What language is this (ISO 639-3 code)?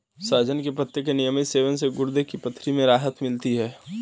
hin